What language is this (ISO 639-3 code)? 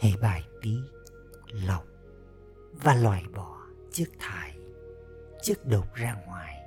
vie